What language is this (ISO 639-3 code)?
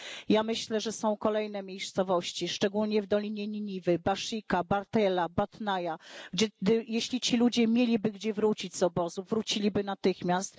pol